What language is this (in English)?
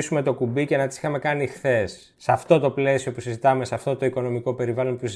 Greek